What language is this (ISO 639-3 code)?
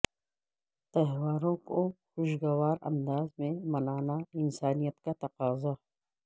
urd